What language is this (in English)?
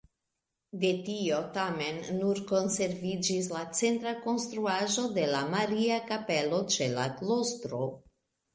Esperanto